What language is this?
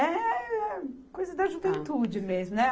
Portuguese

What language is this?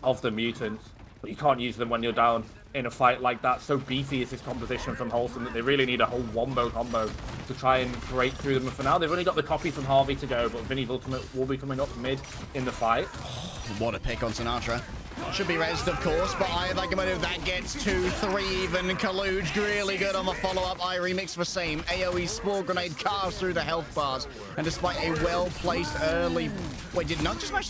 English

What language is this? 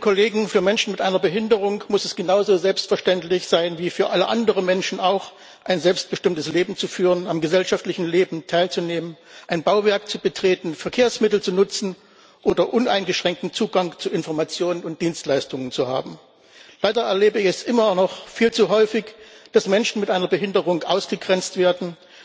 German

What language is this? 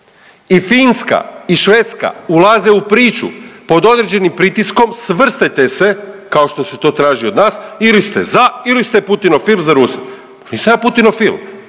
Croatian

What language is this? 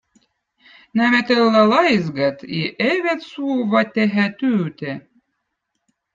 Votic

